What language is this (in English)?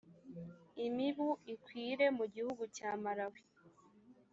Kinyarwanda